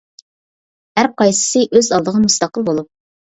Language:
Uyghur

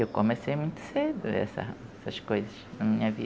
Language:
Portuguese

